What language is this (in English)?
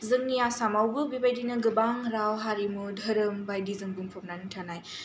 Bodo